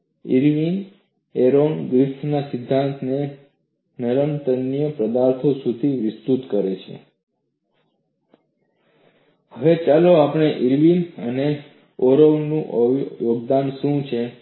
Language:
Gujarati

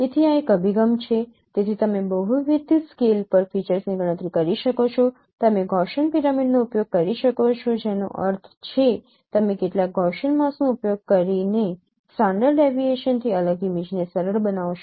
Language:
Gujarati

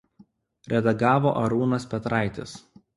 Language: Lithuanian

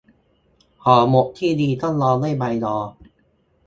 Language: Thai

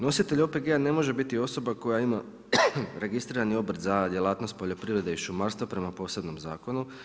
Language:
Croatian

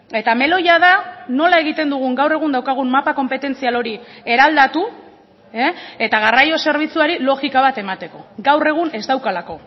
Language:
Basque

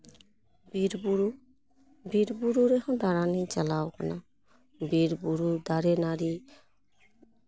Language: Santali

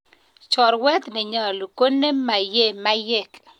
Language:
Kalenjin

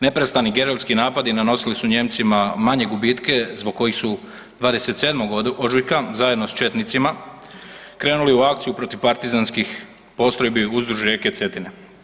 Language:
Croatian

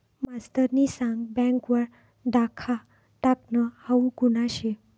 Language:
Marathi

